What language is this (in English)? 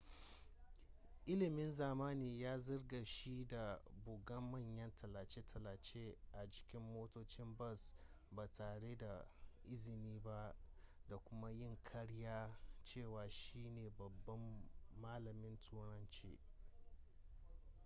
Hausa